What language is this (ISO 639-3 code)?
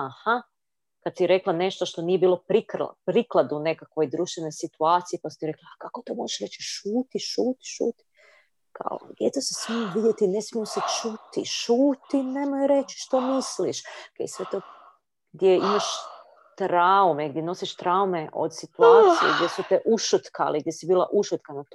hrv